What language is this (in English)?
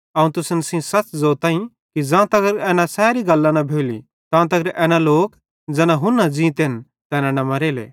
Bhadrawahi